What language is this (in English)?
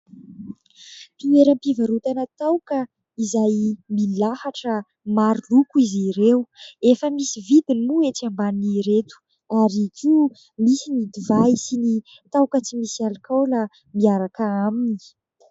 Malagasy